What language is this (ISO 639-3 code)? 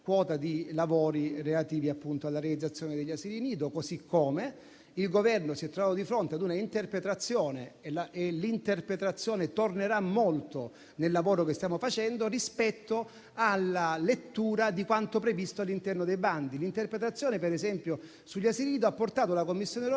ita